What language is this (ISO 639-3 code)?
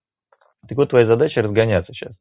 rus